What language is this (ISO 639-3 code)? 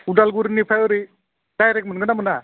brx